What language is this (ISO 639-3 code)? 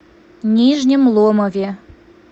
rus